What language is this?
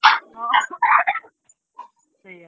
Odia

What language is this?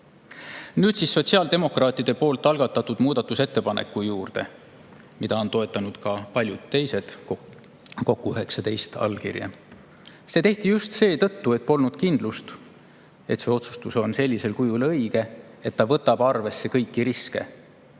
Estonian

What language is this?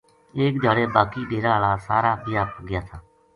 Gujari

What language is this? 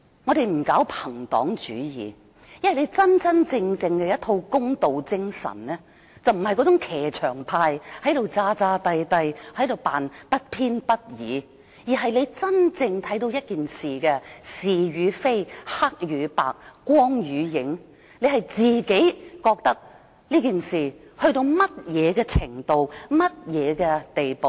Cantonese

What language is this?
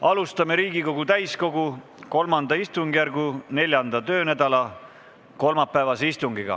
Estonian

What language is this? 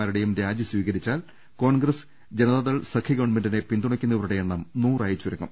Malayalam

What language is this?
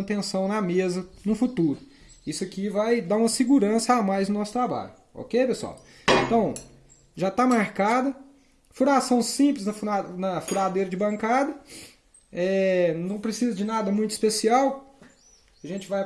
Portuguese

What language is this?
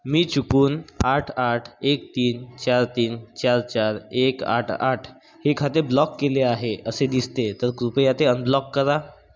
Marathi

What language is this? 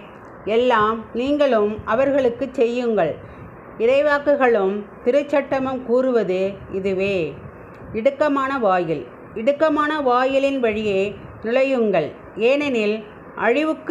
Tamil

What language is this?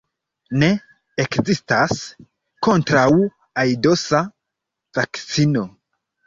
Esperanto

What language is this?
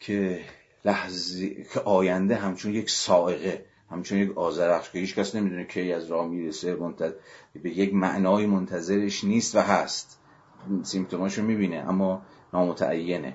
Persian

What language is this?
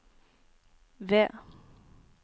Norwegian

